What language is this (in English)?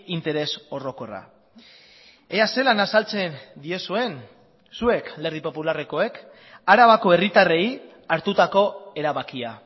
Basque